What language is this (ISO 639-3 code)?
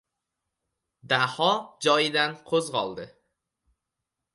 uzb